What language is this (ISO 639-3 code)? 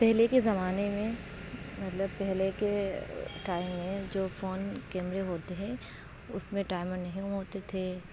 urd